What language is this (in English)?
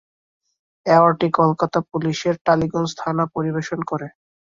Bangla